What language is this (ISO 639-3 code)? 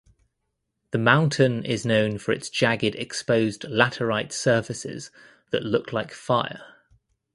eng